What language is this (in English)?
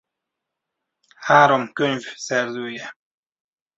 Hungarian